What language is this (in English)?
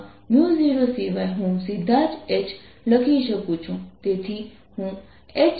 Gujarati